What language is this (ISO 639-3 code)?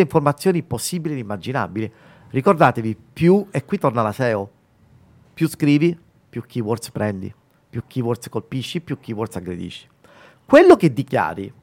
ita